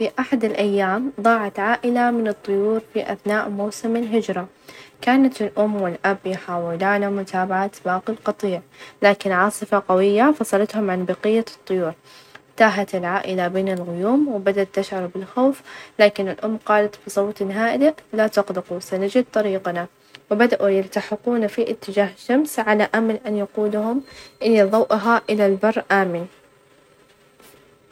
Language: Najdi Arabic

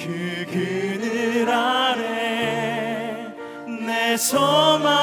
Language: Korean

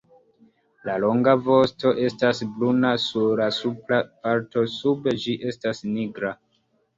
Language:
Esperanto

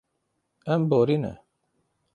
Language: Kurdish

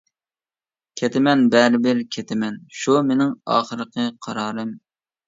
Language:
Uyghur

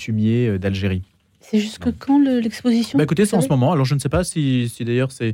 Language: French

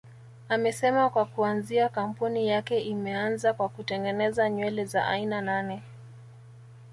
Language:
Swahili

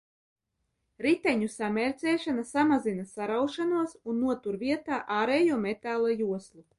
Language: Latvian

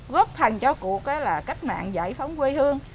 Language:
Vietnamese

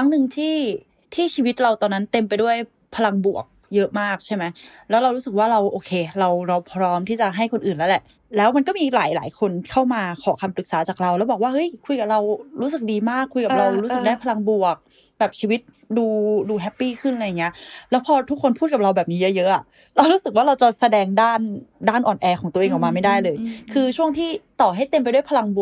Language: Thai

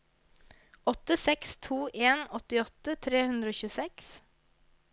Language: Norwegian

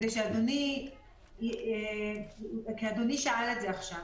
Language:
Hebrew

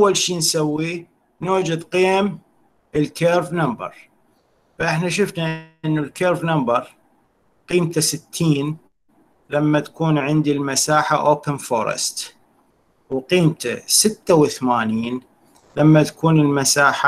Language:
Arabic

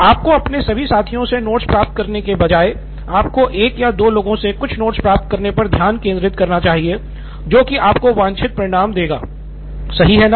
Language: Hindi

